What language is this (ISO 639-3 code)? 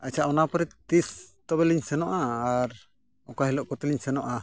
sat